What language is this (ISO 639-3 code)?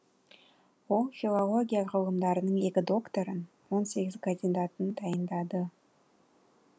kaz